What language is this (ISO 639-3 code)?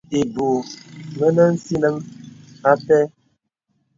beb